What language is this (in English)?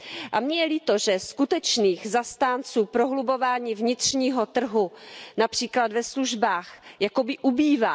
Czech